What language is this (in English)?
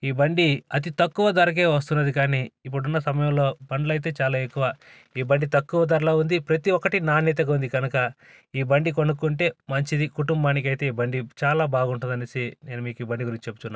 Telugu